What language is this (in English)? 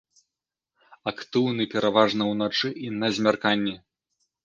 Belarusian